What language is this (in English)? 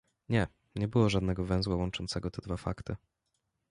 Polish